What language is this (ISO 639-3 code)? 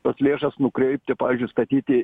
lit